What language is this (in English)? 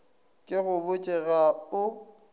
Northern Sotho